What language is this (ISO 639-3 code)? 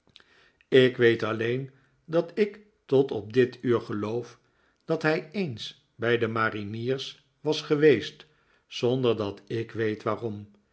nld